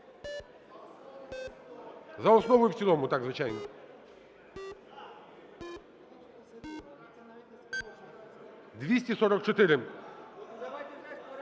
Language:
Ukrainian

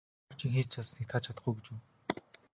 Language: Mongolian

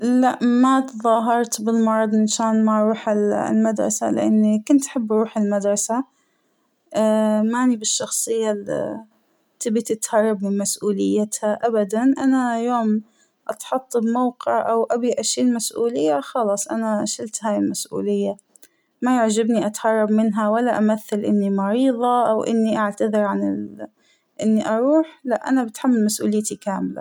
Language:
Hijazi Arabic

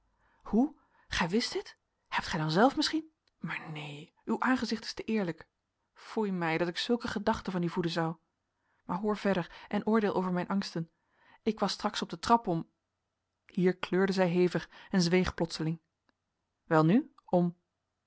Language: Dutch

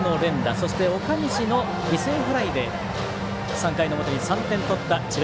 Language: Japanese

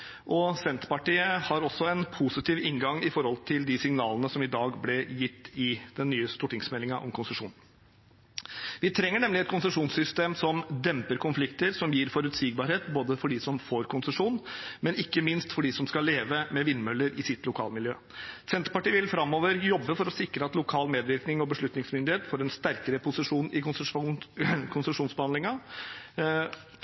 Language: Norwegian Bokmål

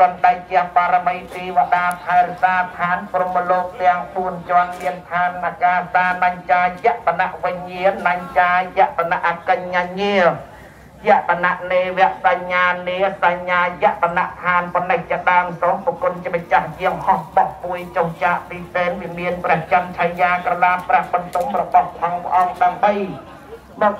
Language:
Thai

